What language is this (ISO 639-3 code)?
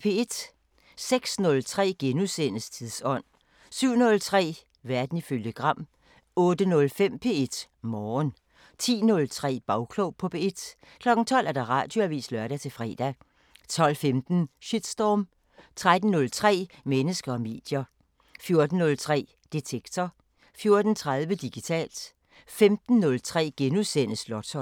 dan